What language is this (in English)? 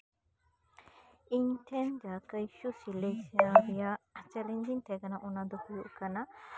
Santali